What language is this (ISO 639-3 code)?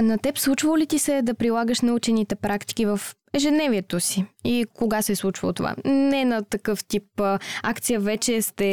bul